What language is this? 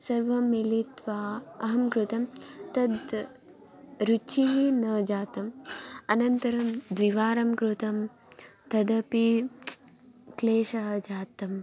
Sanskrit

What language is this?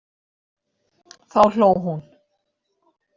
Icelandic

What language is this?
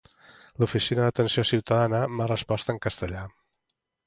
Catalan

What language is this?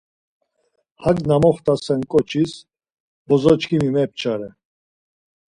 Laz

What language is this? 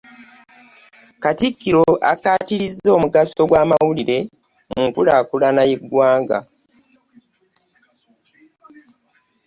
Ganda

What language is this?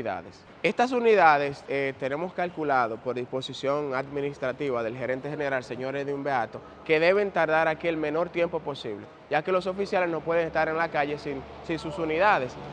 Spanish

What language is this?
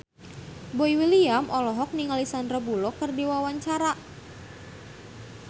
Sundanese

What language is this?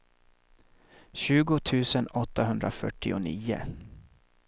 Swedish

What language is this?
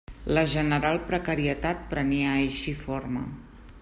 Catalan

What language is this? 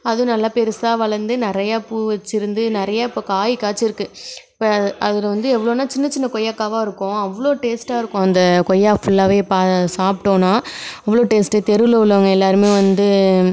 Tamil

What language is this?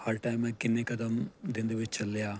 Punjabi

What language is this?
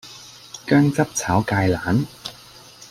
Cantonese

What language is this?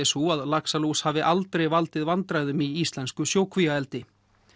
Icelandic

